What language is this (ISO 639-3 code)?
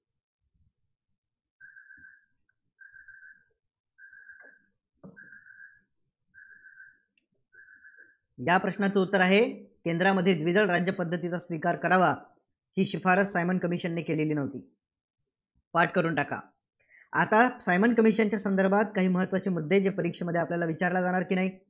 mar